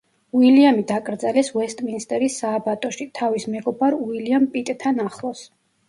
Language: Georgian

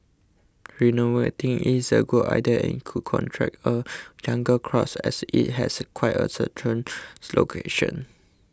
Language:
English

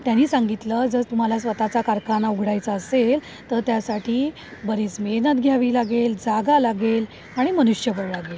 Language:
Marathi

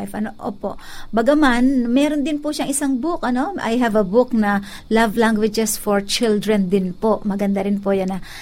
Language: Filipino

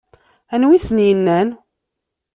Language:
Kabyle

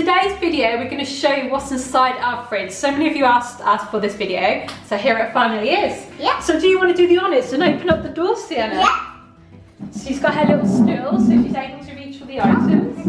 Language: English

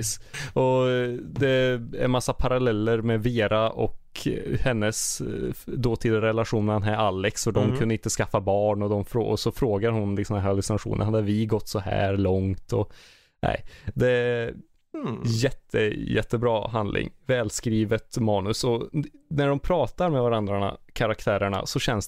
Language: Swedish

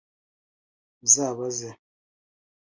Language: Kinyarwanda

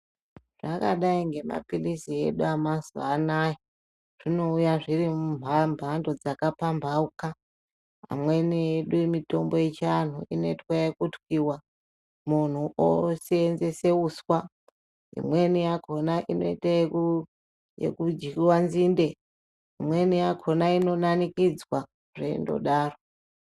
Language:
Ndau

